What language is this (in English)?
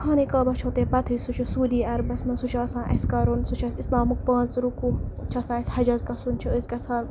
Kashmiri